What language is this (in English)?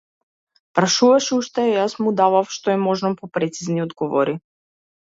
Macedonian